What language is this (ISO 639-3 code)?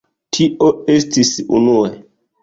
epo